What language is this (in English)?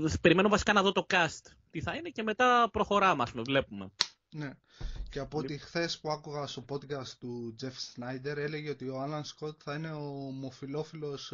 Greek